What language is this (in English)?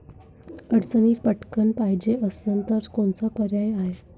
Marathi